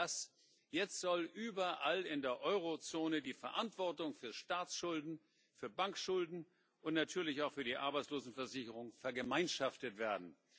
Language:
German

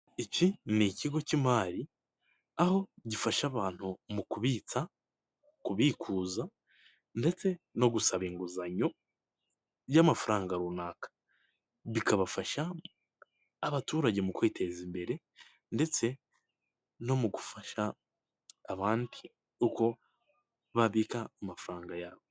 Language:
Kinyarwanda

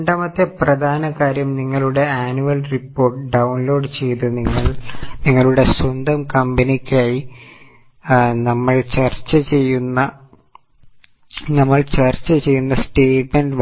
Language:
Malayalam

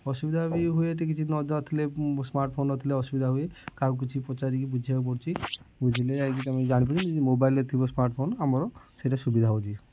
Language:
Odia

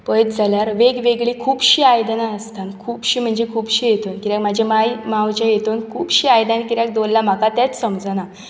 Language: Konkani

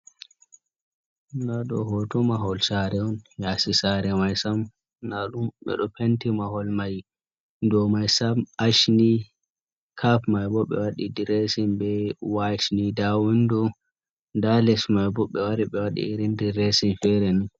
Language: Fula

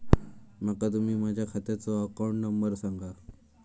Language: Marathi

